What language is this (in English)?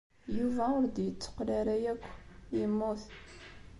Kabyle